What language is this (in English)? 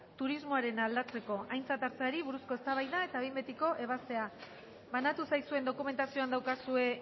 Basque